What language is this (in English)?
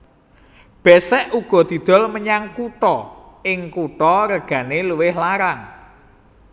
Javanese